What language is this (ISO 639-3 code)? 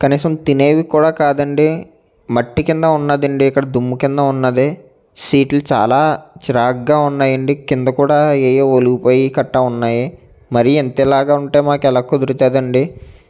tel